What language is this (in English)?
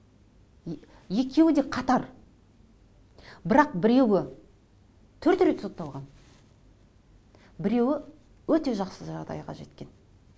Kazakh